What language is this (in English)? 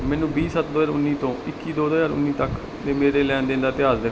Punjabi